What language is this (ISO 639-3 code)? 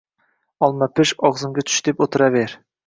uzb